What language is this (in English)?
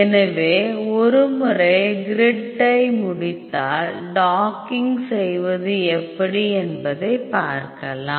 Tamil